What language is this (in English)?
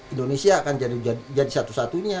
Indonesian